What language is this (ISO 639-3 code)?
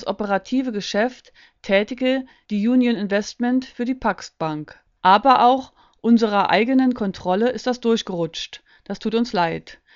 deu